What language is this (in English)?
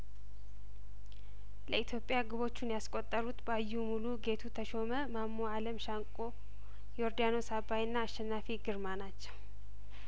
Amharic